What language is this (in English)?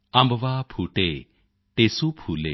Punjabi